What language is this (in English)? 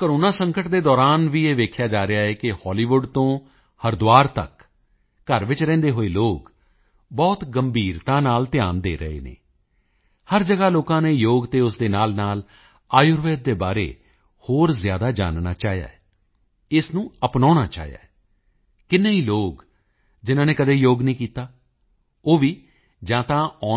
Punjabi